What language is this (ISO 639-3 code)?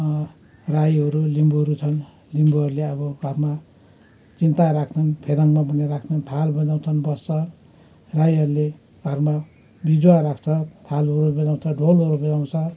nep